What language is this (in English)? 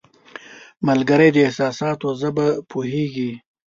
Pashto